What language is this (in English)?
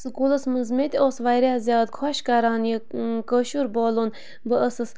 Kashmiri